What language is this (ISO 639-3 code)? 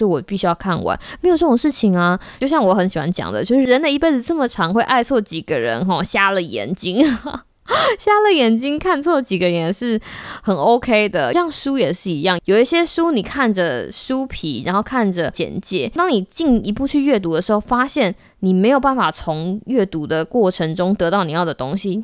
zho